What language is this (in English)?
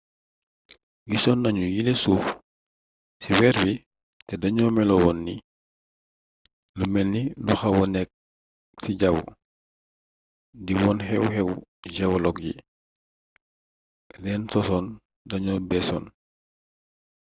Wolof